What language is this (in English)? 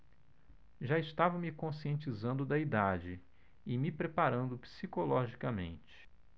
Portuguese